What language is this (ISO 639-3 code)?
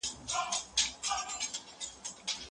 pus